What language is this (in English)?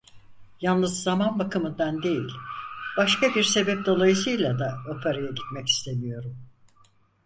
Turkish